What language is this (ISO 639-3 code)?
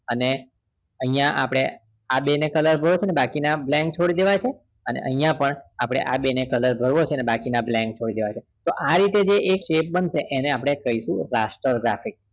guj